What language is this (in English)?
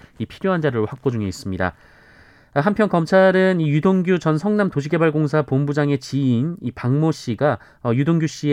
Korean